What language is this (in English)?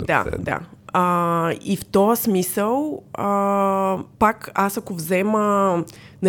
Bulgarian